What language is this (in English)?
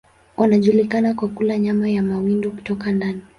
Swahili